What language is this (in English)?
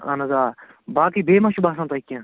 Kashmiri